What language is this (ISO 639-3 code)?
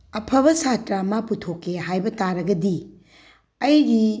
mni